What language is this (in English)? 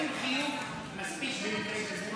Hebrew